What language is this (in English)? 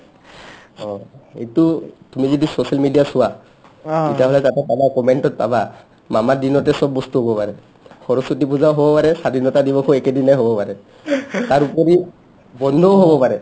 Assamese